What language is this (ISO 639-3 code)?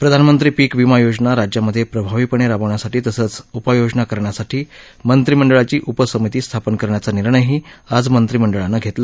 mar